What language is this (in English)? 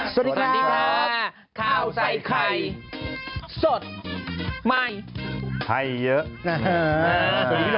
Thai